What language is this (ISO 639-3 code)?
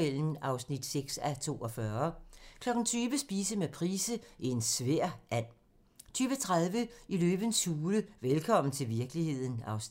dan